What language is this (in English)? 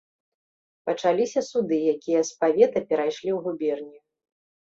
Belarusian